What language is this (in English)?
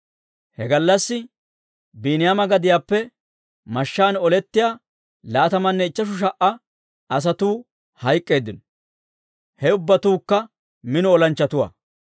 Dawro